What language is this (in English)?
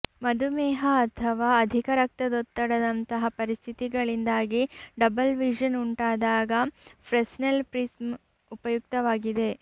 Kannada